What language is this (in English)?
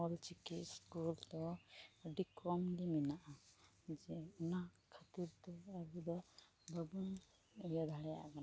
Santali